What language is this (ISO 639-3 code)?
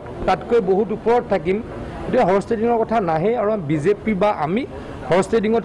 hin